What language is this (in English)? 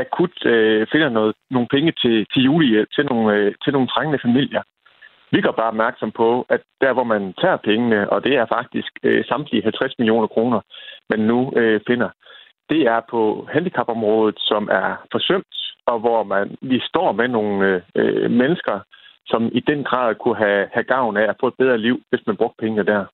Danish